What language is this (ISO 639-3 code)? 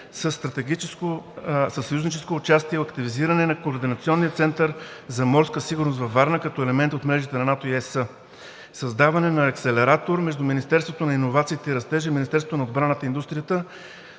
bul